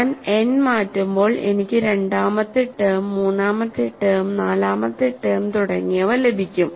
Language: Malayalam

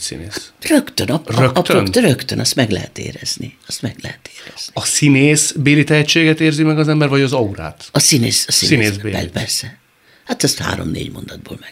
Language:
Hungarian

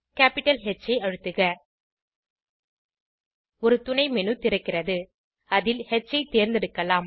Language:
Tamil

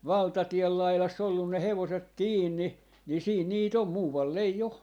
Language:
Finnish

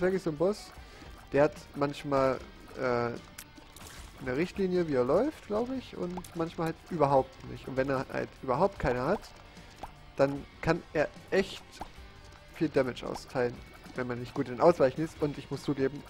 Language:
German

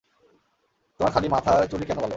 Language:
Bangla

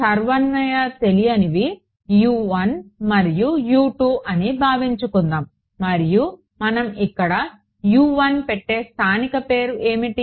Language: Telugu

